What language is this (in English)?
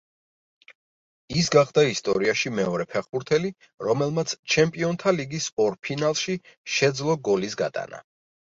Georgian